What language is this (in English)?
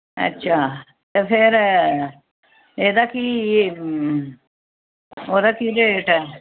Dogri